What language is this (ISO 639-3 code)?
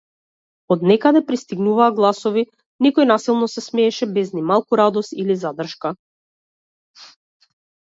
mkd